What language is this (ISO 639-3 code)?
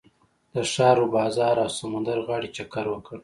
pus